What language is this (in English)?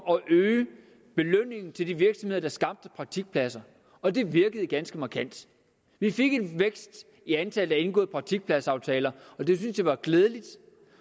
Danish